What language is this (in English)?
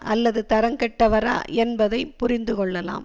Tamil